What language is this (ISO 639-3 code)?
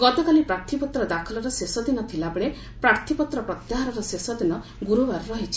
ori